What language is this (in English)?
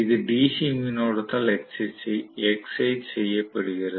Tamil